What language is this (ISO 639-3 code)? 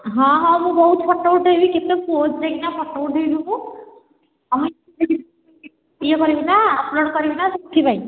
ori